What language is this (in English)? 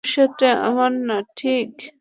Bangla